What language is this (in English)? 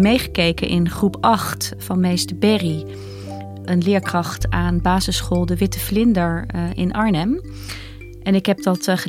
Dutch